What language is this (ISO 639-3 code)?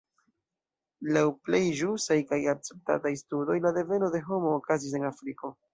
epo